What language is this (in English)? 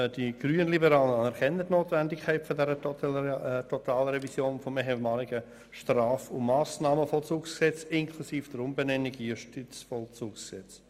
Swiss German